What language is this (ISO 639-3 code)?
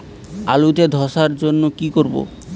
ben